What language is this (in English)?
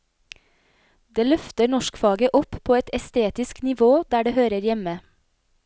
Norwegian